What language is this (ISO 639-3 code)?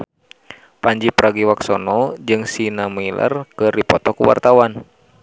sun